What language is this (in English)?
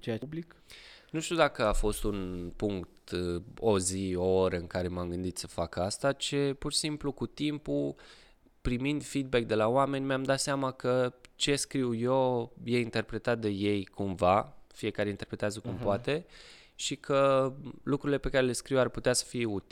Romanian